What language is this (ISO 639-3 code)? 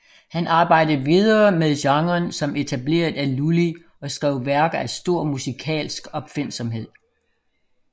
dan